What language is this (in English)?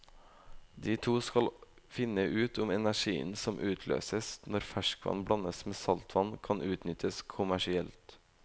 Norwegian